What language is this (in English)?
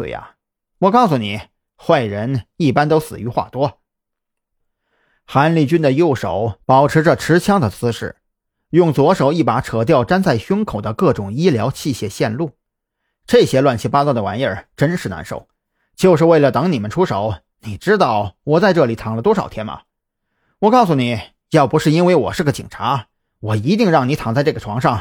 Chinese